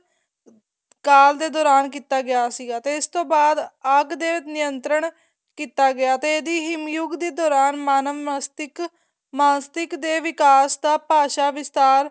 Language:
Punjabi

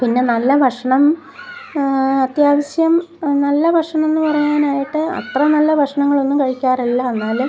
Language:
Malayalam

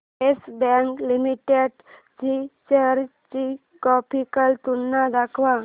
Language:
Marathi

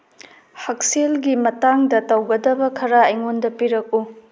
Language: Manipuri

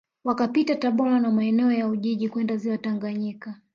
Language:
Swahili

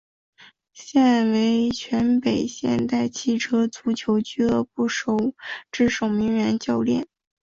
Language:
Chinese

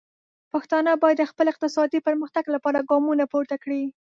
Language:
Pashto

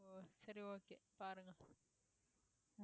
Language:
Tamil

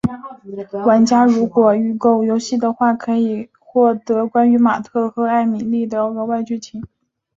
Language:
Chinese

